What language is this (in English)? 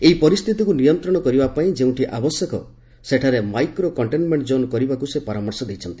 Odia